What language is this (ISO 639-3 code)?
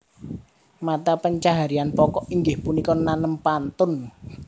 jav